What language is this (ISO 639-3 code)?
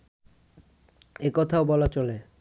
ben